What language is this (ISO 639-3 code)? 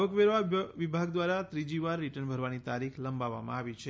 guj